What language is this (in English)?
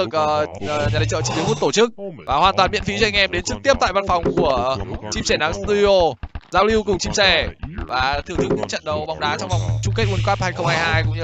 Vietnamese